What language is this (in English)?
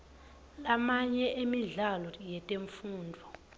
Swati